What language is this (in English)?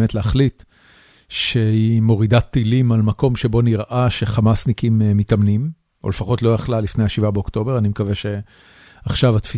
Hebrew